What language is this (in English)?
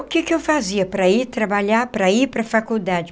Portuguese